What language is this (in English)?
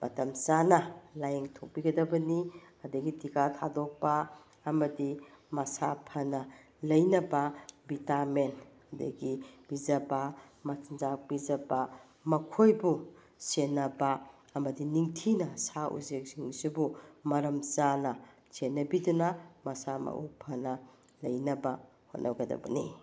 Manipuri